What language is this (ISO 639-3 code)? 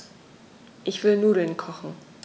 deu